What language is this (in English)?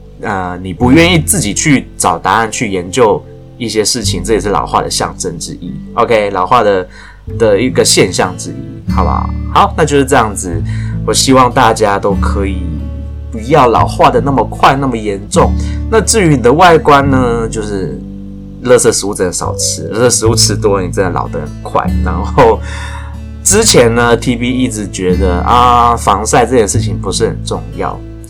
Chinese